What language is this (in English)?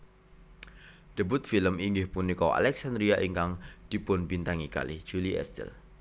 Javanese